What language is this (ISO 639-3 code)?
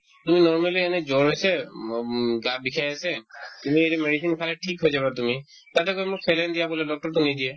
asm